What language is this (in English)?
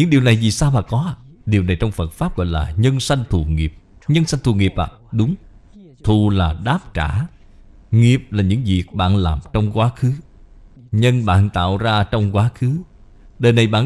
Vietnamese